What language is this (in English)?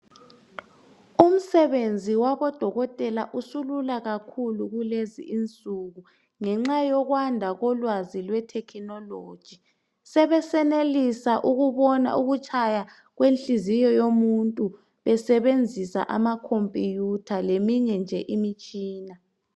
North Ndebele